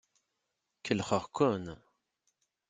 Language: Kabyle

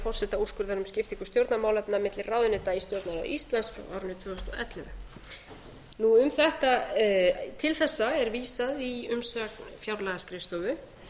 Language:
Icelandic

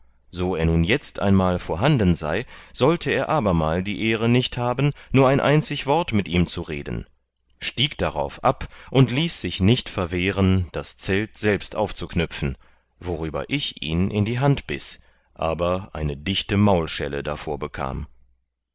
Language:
German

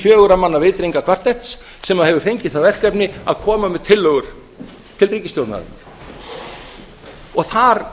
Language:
Icelandic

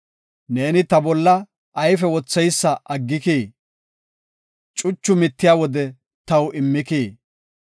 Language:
Gofa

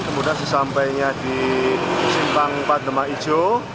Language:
Indonesian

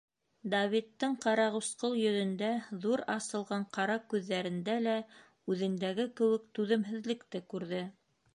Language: Bashkir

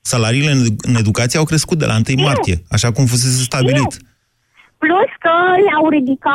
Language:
Romanian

